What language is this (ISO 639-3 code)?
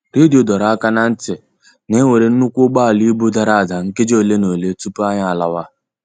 ibo